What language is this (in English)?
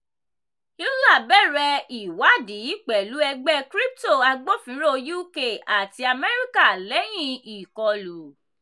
Yoruba